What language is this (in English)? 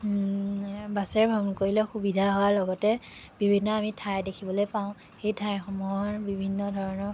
Assamese